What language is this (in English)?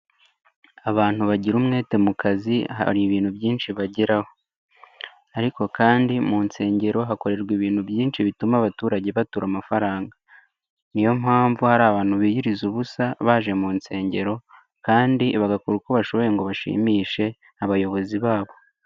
Kinyarwanda